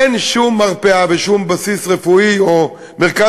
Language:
Hebrew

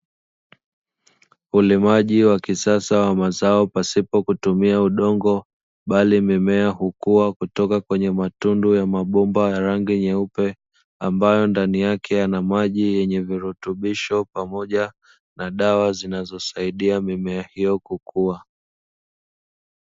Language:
Swahili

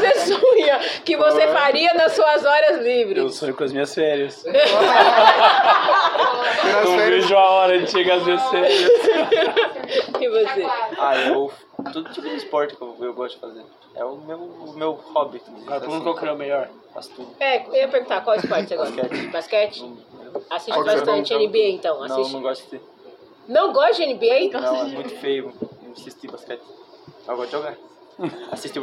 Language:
Portuguese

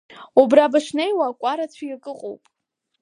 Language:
Abkhazian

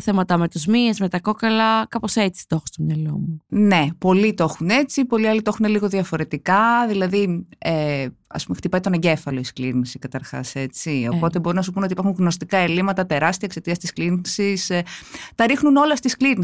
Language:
Greek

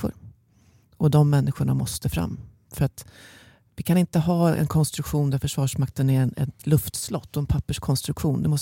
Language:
Swedish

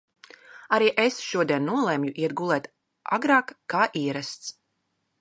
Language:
Latvian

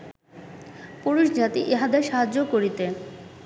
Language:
Bangla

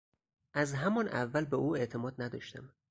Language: Persian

